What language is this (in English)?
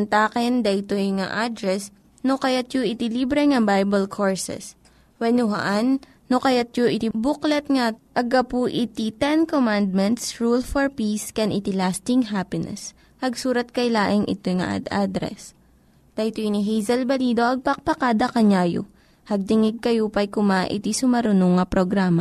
Filipino